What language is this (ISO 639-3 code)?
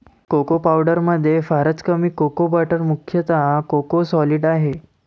mar